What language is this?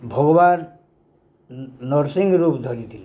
Odia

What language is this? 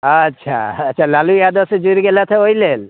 Maithili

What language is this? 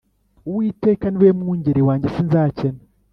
Kinyarwanda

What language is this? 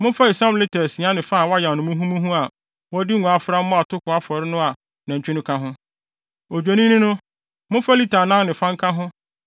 Akan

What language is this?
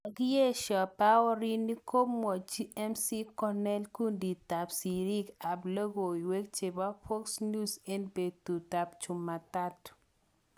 Kalenjin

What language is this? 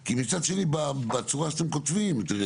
Hebrew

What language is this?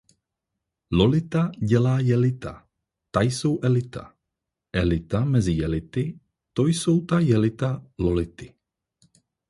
Czech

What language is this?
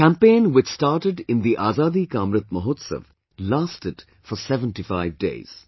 English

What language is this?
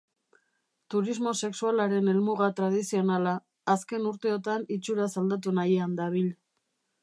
Basque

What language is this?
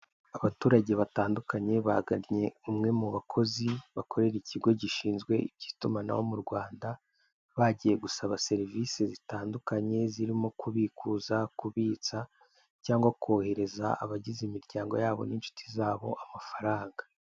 Kinyarwanda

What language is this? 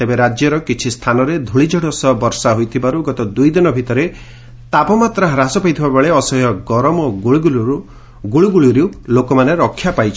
Odia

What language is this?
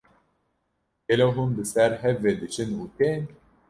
Kurdish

